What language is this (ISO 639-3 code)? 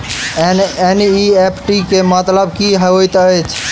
mai